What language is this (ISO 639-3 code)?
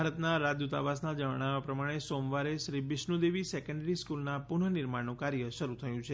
guj